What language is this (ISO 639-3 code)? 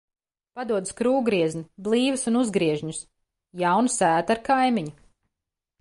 lav